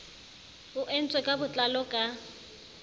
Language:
Southern Sotho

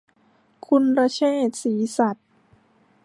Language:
Thai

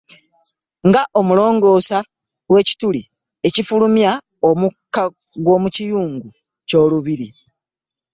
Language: Ganda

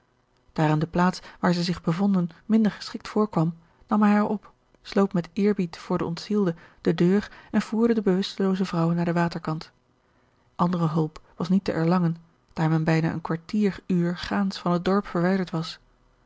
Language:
Dutch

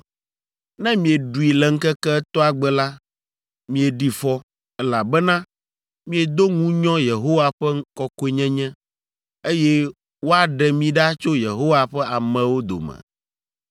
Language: Ewe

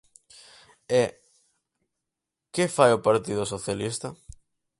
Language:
Galician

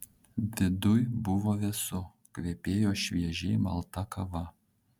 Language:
Lithuanian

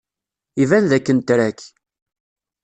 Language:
Kabyle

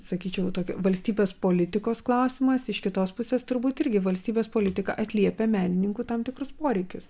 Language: Lithuanian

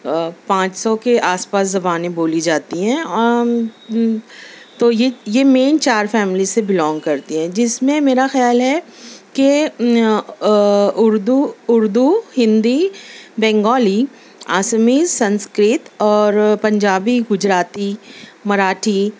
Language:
Urdu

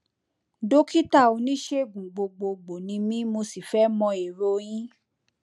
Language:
Yoruba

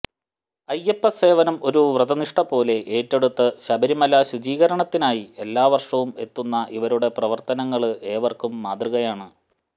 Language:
Malayalam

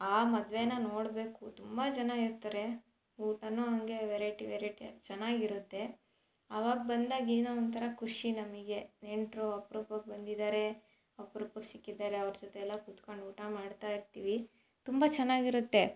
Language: Kannada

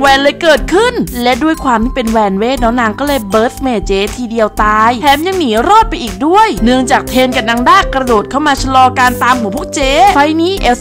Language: Thai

